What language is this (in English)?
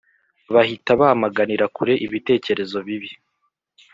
Kinyarwanda